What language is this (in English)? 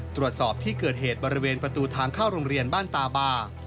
Thai